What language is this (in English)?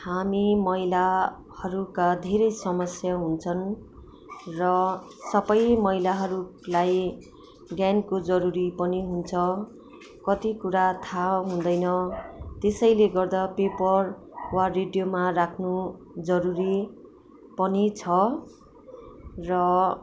Nepali